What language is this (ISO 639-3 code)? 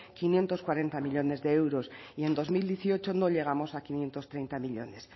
spa